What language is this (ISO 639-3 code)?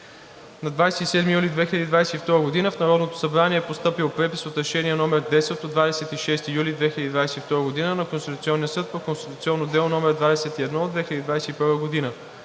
bul